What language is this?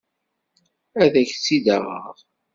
Kabyle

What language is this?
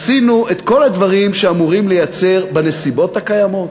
Hebrew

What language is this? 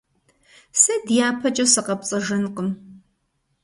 Kabardian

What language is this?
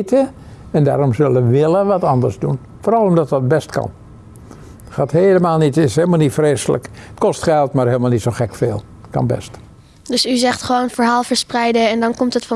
Dutch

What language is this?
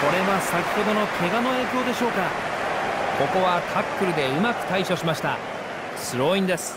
Japanese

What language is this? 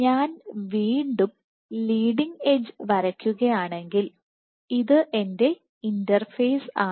Malayalam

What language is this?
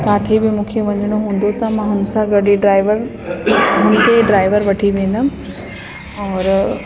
Sindhi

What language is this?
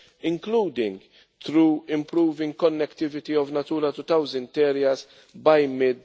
English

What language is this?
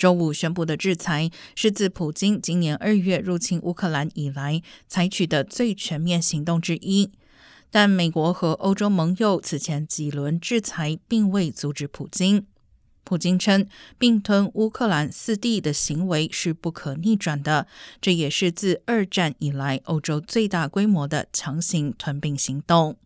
Chinese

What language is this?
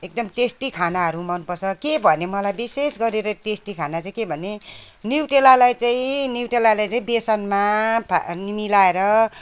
Nepali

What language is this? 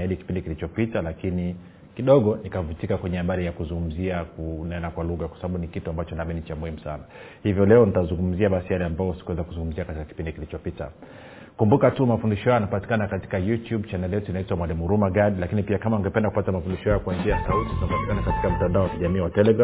Swahili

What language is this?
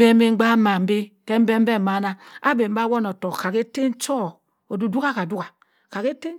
Cross River Mbembe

